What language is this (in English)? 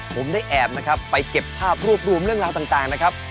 Thai